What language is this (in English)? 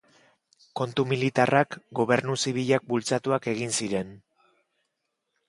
Basque